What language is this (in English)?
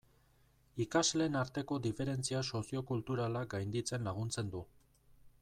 Basque